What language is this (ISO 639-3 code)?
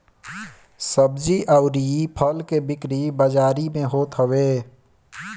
bho